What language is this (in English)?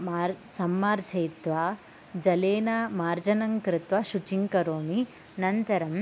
Sanskrit